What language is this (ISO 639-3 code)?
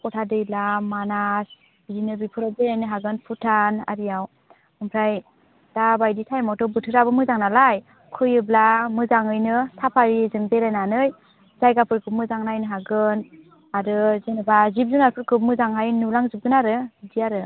brx